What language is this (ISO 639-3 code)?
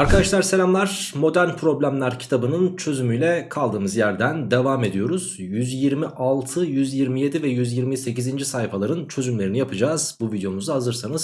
tur